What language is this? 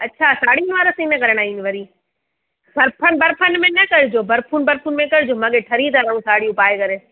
Sindhi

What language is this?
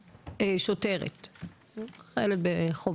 Hebrew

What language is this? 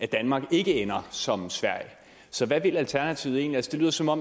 Danish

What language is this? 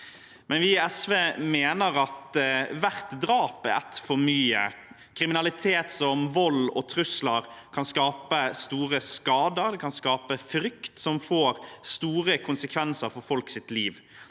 Norwegian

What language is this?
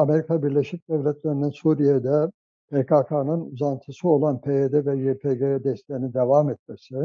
Turkish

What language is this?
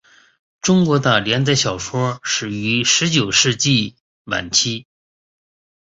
Chinese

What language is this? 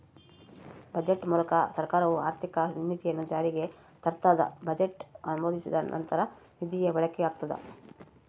Kannada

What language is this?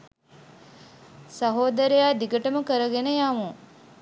Sinhala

